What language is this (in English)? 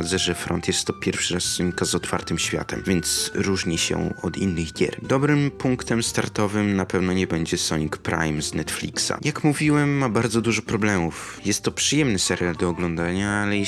Polish